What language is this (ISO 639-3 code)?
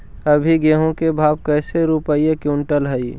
mag